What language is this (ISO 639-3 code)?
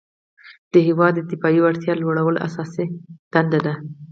pus